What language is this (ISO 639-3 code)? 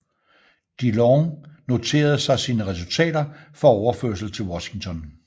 dan